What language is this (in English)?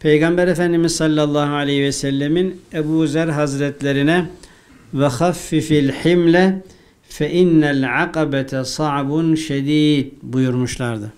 Turkish